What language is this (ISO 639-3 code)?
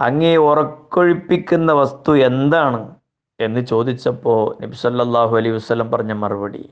mal